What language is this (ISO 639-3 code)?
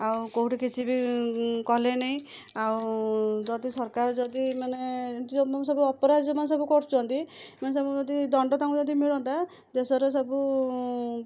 ori